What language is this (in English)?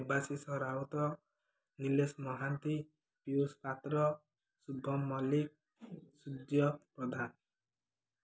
Odia